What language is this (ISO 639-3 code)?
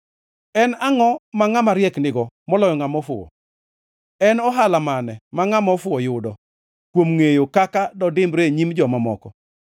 luo